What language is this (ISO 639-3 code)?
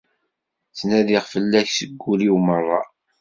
kab